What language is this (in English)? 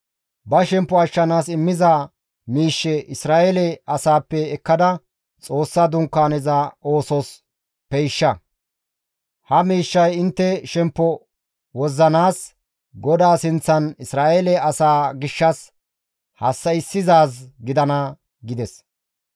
Gamo